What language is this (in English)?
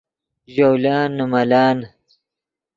Yidgha